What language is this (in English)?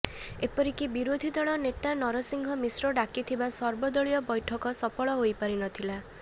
Odia